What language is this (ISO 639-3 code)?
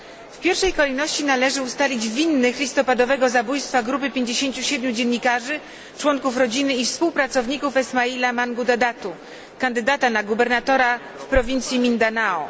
pol